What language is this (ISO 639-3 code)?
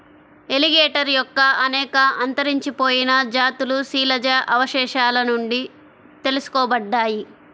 tel